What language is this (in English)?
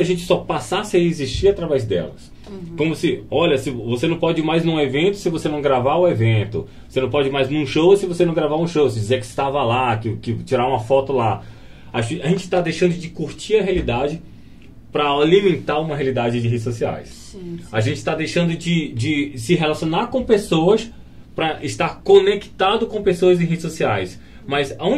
Portuguese